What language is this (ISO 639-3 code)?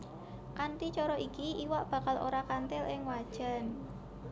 jav